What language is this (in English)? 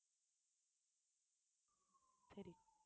Tamil